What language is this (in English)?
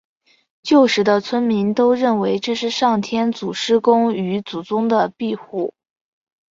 Chinese